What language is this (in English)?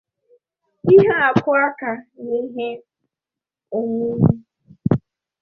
Igbo